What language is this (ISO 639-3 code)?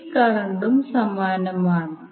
mal